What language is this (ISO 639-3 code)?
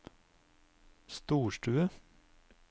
nor